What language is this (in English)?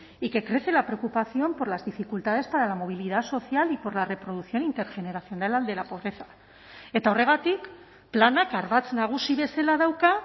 Spanish